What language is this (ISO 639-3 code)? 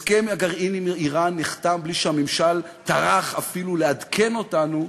heb